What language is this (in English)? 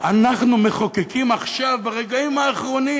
Hebrew